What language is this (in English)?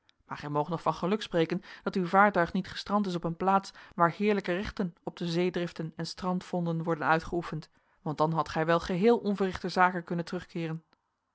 Dutch